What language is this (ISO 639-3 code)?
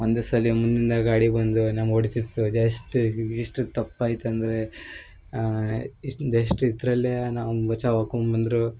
kan